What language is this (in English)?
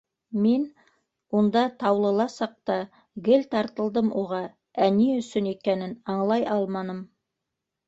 Bashkir